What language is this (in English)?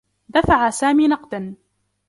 Arabic